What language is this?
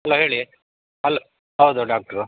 Kannada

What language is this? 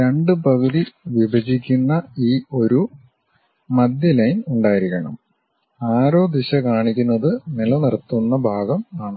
Malayalam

